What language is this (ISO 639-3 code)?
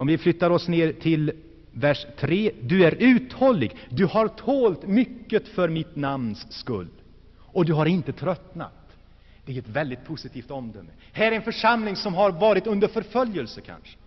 swe